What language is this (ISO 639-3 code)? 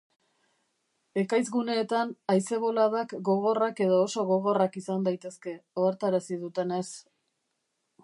eus